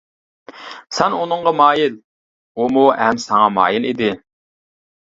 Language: Uyghur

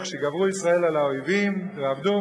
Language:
Hebrew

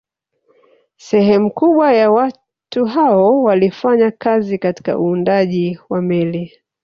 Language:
Swahili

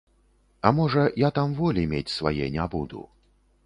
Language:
Belarusian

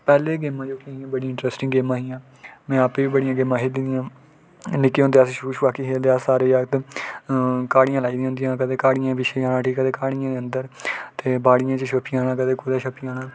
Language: Dogri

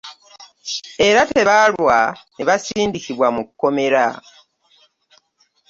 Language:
Ganda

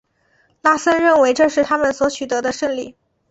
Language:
Chinese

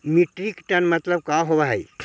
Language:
Magahi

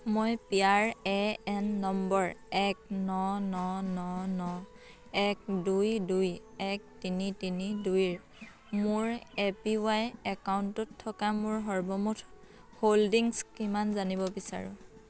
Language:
Assamese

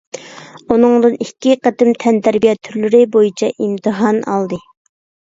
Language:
Uyghur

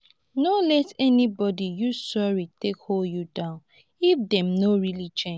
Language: Nigerian Pidgin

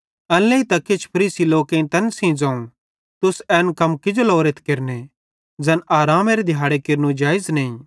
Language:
Bhadrawahi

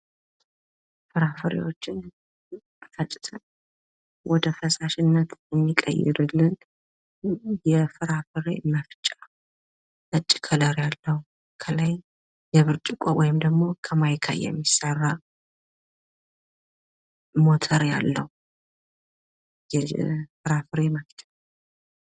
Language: Amharic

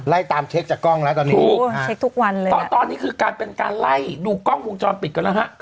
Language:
Thai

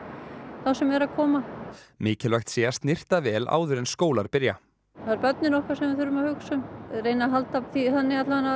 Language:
Icelandic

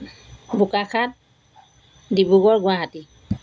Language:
Assamese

